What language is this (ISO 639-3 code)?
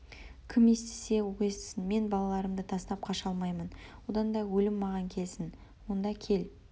kaz